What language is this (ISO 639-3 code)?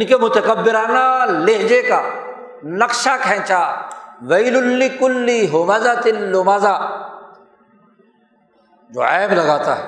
urd